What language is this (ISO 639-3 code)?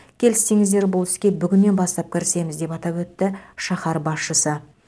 kaz